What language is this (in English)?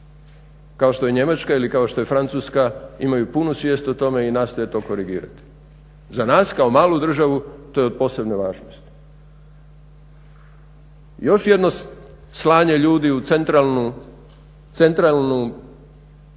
Croatian